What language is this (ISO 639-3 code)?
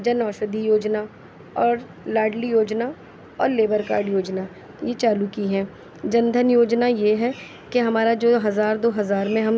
urd